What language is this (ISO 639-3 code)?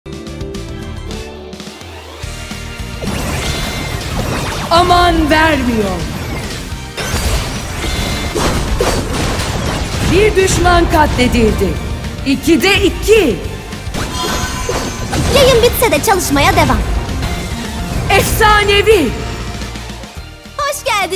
tur